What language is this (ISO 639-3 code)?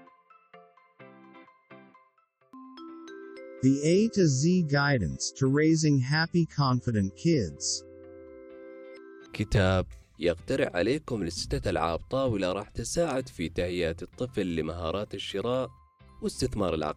ara